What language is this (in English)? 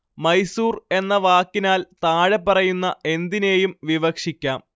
Malayalam